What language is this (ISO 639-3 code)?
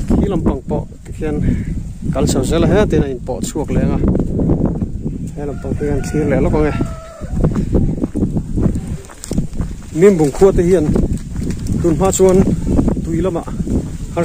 ara